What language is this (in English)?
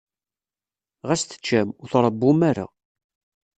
Kabyle